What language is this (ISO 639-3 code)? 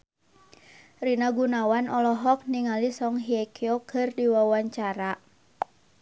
sun